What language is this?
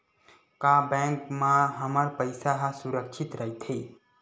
Chhattisgarhi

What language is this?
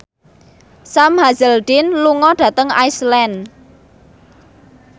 Javanese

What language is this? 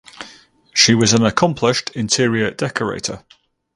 English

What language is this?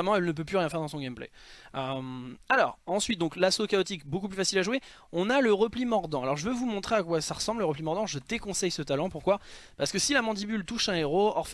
French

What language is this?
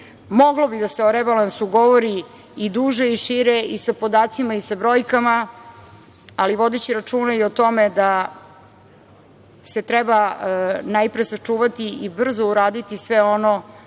Serbian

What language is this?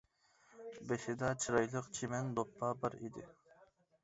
Uyghur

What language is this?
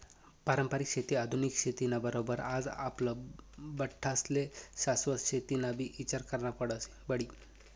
Marathi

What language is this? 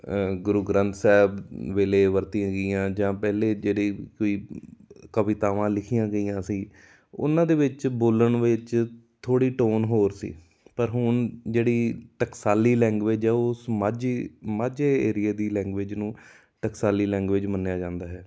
Punjabi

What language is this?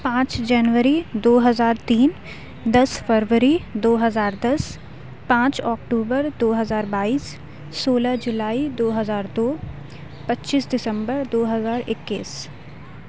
Urdu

